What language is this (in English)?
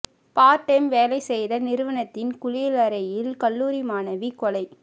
Tamil